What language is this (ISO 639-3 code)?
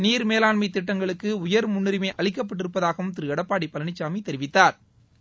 tam